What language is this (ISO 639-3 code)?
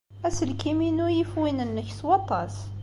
kab